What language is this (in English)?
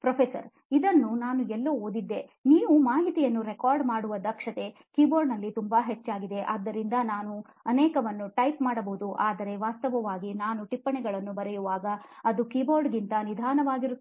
Kannada